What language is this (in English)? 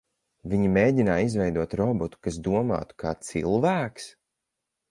Latvian